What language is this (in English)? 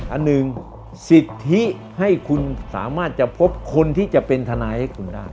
Thai